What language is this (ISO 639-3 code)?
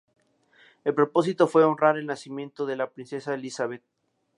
spa